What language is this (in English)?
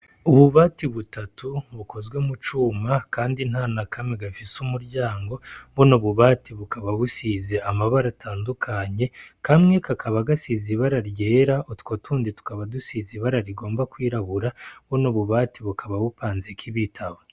Rundi